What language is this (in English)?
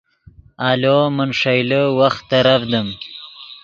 Yidgha